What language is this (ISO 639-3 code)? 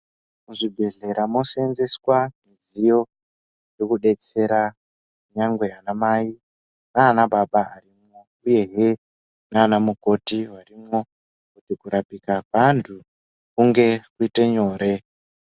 ndc